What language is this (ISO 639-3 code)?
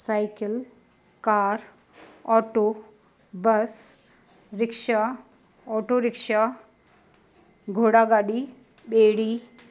snd